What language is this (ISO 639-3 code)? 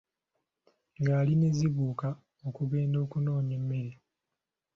lug